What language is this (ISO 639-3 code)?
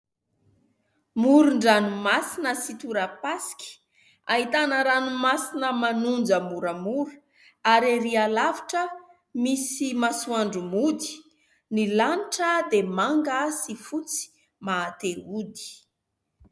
mlg